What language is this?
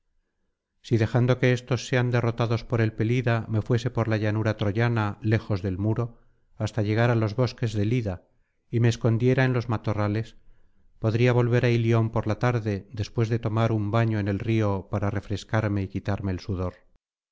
Spanish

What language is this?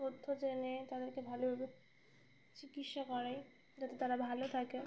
Bangla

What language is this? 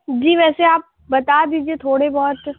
Urdu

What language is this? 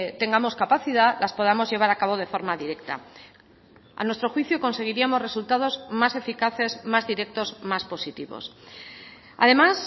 Spanish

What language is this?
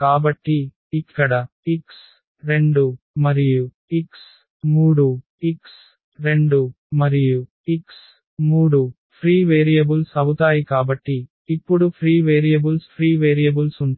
Telugu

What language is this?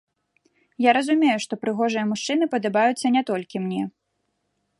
Belarusian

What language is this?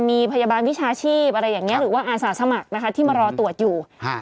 Thai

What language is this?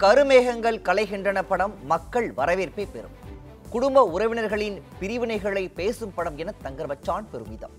Tamil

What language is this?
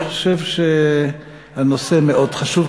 Hebrew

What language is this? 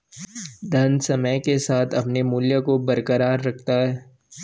Hindi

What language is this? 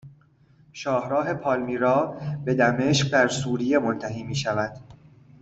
Persian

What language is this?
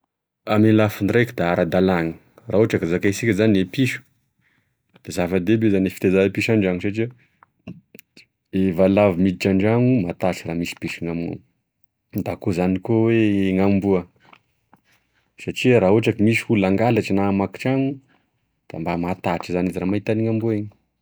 Tesaka Malagasy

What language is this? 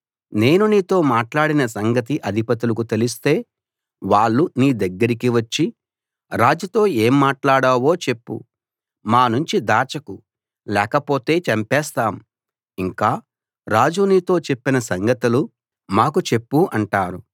Telugu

